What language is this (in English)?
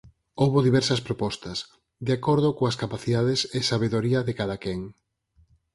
Galician